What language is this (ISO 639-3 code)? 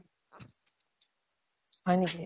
asm